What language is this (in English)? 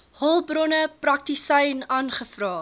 Afrikaans